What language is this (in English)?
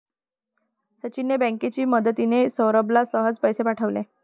Marathi